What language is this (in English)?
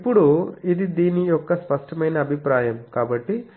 Telugu